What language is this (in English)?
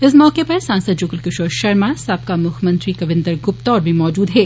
Dogri